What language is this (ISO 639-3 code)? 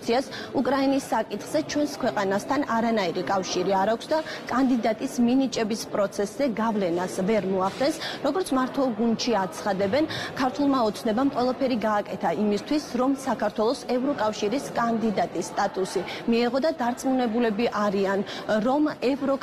ron